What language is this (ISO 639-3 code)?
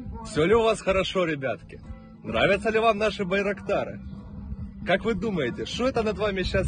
rus